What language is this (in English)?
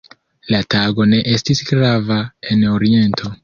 Esperanto